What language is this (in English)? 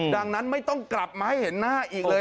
Thai